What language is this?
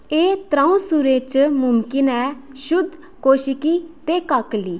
Dogri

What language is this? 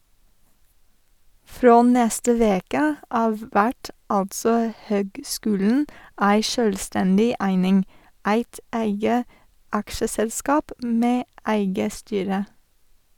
Norwegian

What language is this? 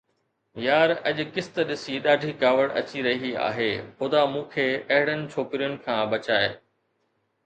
Sindhi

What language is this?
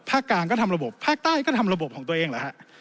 Thai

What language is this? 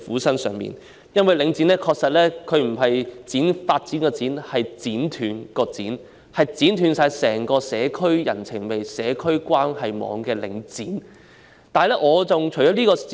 Cantonese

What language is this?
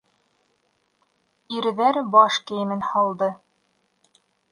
Bashkir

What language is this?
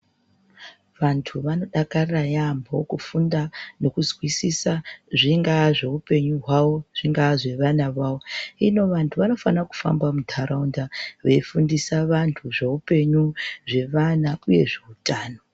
Ndau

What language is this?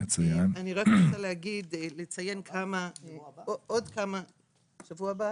Hebrew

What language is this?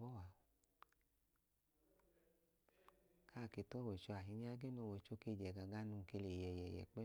Idoma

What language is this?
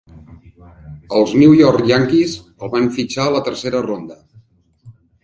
Catalan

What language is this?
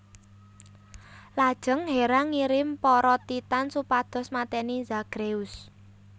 Javanese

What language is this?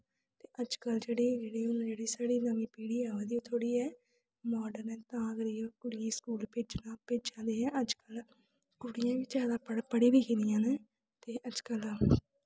Dogri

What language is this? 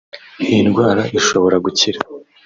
Kinyarwanda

